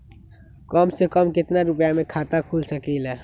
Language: Magahi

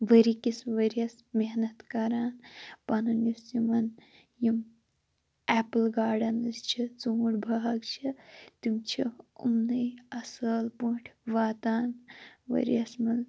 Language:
Kashmiri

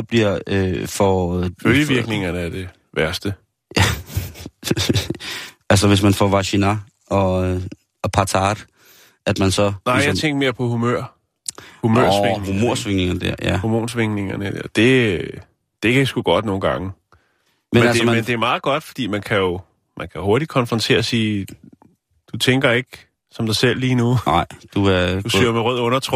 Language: Danish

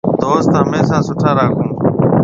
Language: Marwari (Pakistan)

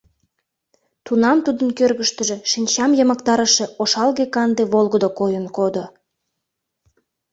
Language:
Mari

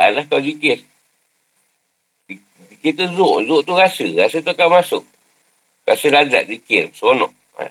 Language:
Malay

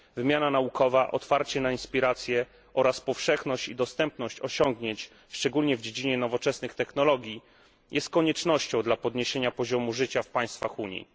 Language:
Polish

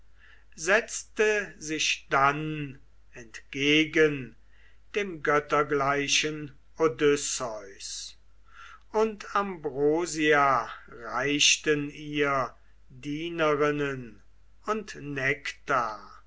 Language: German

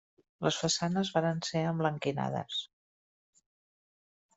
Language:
Catalan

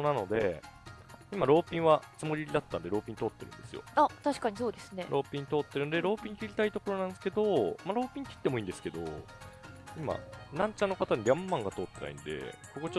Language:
Japanese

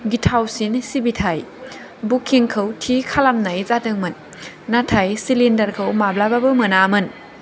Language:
Bodo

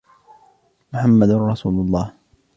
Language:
Arabic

